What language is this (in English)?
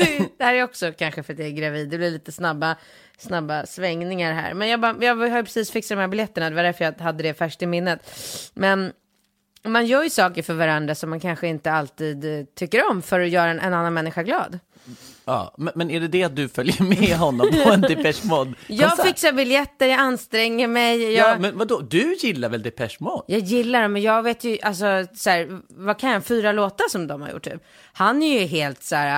Swedish